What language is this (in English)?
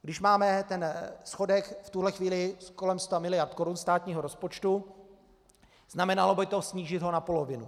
Czech